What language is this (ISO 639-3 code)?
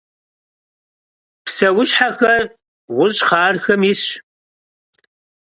kbd